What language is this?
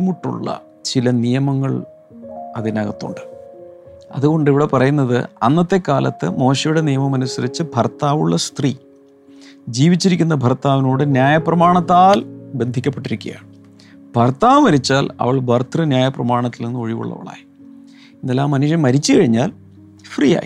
Malayalam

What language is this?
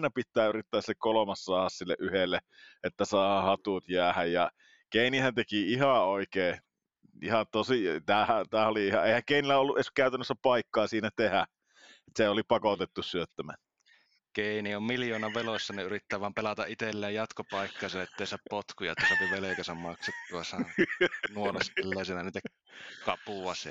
Finnish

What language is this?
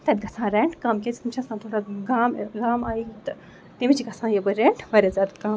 Kashmiri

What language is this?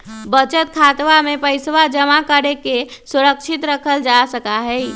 Magahi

